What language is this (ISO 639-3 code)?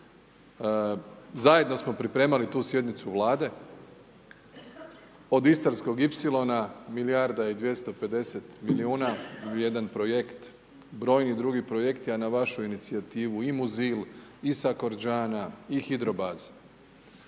hrv